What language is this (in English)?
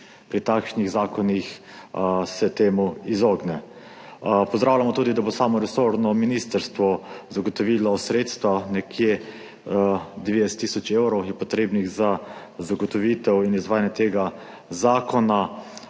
Slovenian